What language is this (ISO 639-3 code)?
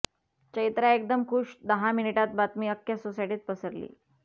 mar